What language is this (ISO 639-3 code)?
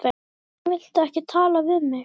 isl